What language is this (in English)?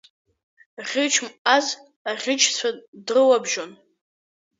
Abkhazian